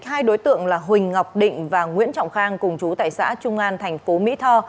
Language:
Vietnamese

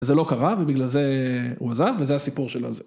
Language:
Hebrew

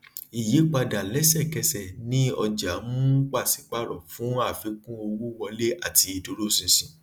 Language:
Yoruba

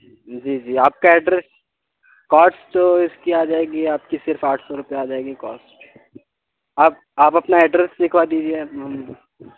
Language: Urdu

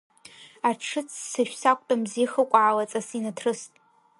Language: Abkhazian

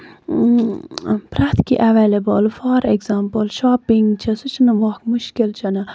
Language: Kashmiri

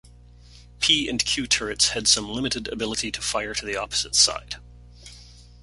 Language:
English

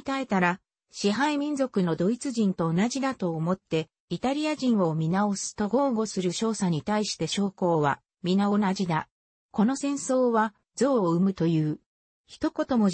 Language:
Japanese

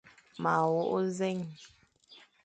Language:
Fang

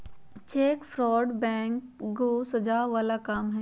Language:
Magahi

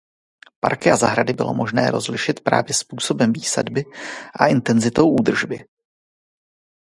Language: Czech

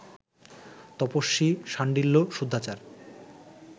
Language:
Bangla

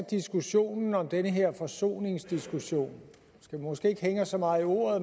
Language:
Danish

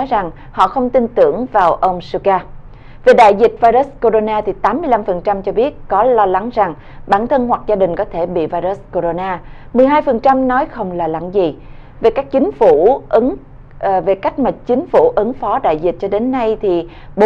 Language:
Vietnamese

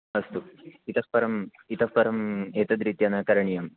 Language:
Sanskrit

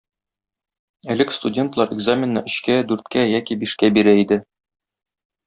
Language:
Tatar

